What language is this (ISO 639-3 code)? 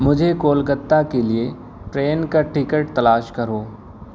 urd